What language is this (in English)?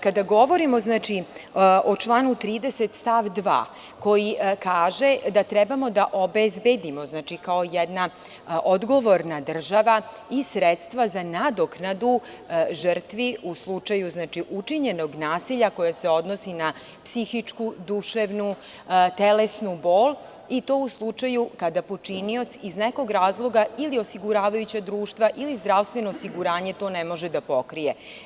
Serbian